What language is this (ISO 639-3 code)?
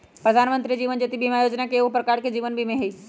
mag